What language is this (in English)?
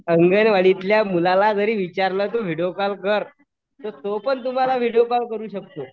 Marathi